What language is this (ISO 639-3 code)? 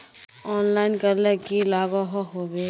mag